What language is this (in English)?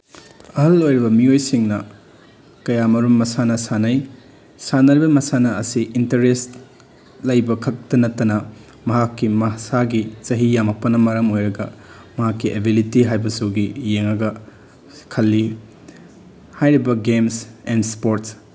Manipuri